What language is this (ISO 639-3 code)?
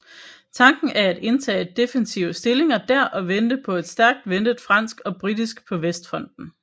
dan